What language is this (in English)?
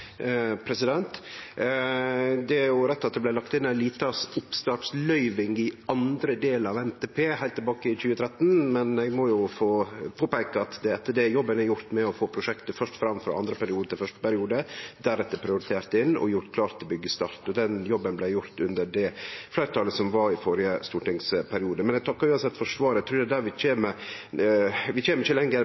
Norwegian Nynorsk